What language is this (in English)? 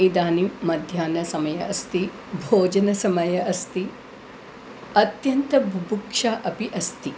Sanskrit